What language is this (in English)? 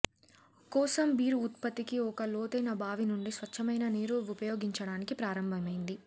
Telugu